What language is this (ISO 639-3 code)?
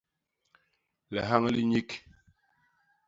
bas